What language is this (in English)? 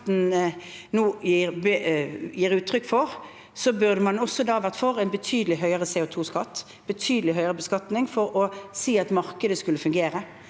Norwegian